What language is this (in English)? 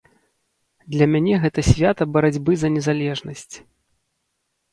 Belarusian